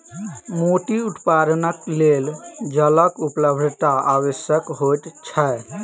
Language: Maithili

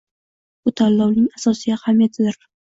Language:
Uzbek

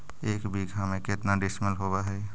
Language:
Magahi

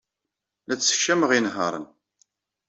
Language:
Kabyle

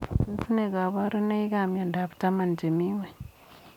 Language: Kalenjin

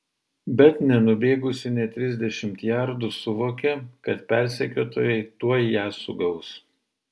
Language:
Lithuanian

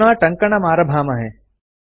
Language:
Sanskrit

